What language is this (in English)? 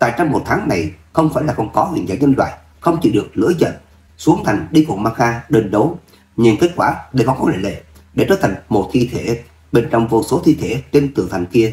Vietnamese